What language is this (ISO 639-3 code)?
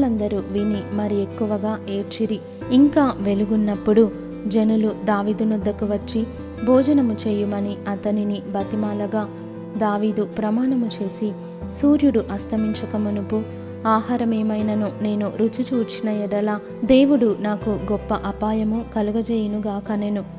tel